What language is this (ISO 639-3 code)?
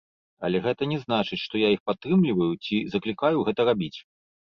bel